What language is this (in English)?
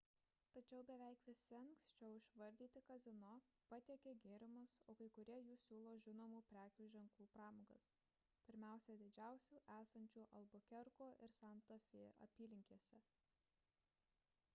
Lithuanian